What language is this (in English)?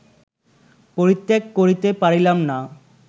Bangla